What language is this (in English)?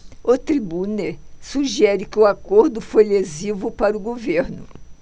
Portuguese